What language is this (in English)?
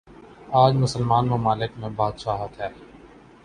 Urdu